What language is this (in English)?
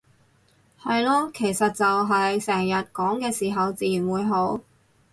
Cantonese